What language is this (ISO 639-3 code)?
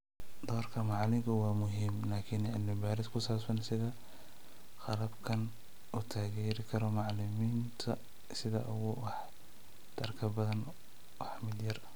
som